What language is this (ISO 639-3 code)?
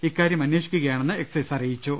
mal